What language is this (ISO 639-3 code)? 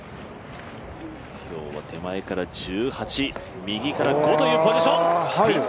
jpn